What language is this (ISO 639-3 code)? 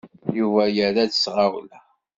kab